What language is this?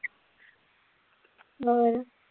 Punjabi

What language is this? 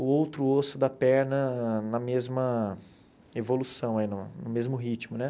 Portuguese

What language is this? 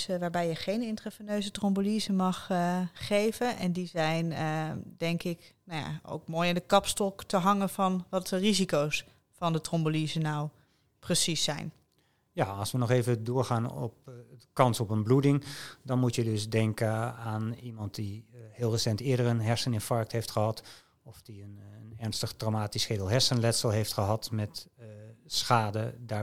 Dutch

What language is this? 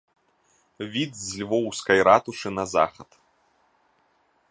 Belarusian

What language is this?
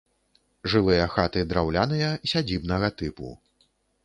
Belarusian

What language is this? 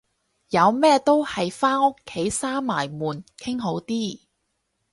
Cantonese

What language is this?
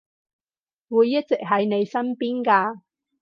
Cantonese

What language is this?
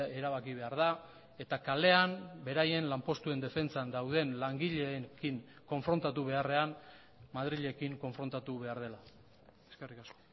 Basque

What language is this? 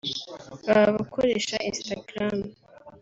Kinyarwanda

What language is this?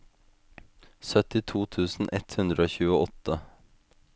Norwegian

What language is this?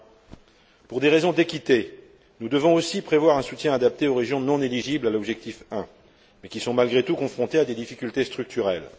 French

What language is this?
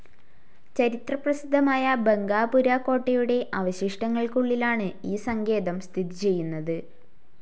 Malayalam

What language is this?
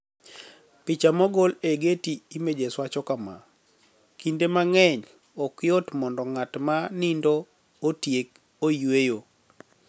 Luo (Kenya and Tanzania)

